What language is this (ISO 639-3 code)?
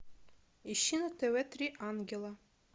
rus